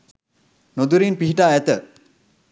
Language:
Sinhala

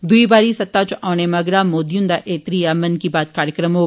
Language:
Dogri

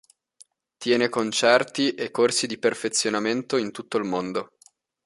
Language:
Italian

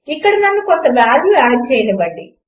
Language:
Telugu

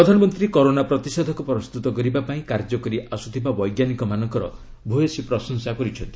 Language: Odia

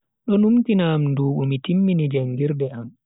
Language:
Bagirmi Fulfulde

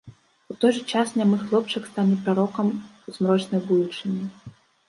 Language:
Belarusian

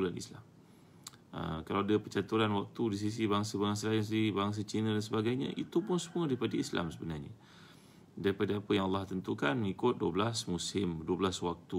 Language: Malay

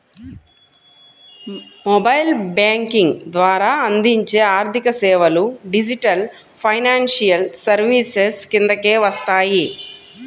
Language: Telugu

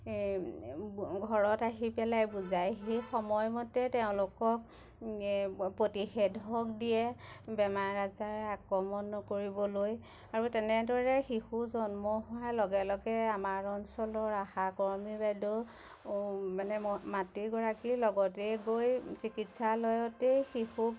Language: Assamese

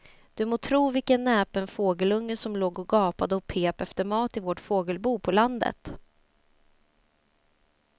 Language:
Swedish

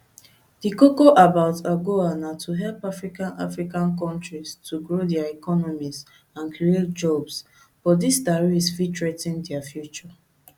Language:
Nigerian Pidgin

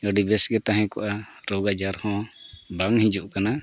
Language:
Santali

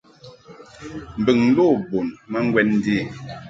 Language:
Mungaka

